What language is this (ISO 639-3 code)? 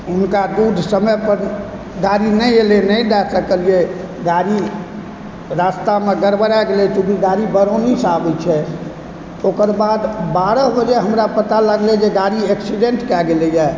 mai